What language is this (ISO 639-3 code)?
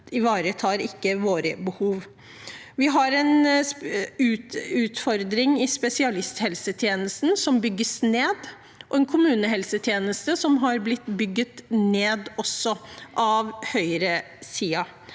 nor